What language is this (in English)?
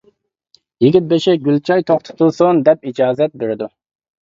Uyghur